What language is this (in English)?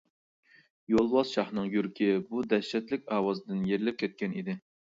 Uyghur